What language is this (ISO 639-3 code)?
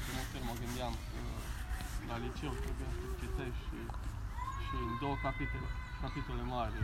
ron